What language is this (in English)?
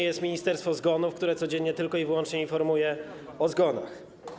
Polish